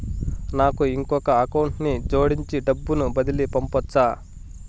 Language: Telugu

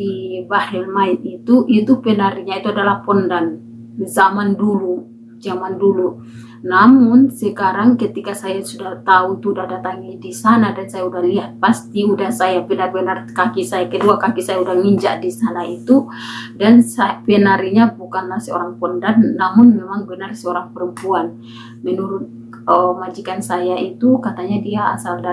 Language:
Indonesian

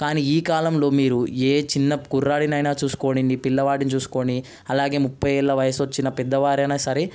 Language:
Telugu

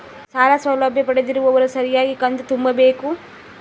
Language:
Kannada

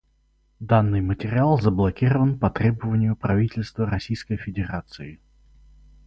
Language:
Russian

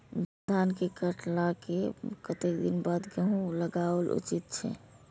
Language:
Maithili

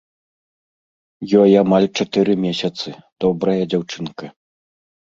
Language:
Belarusian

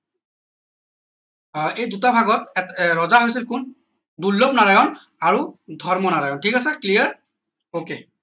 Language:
Assamese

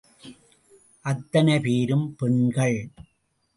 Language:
Tamil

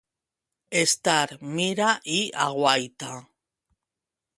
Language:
Catalan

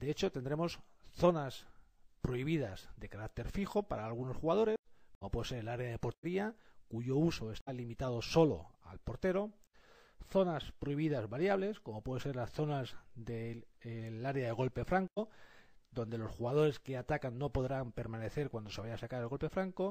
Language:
Spanish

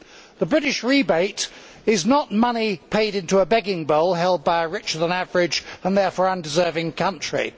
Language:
English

